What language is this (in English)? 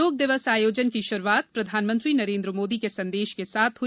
Hindi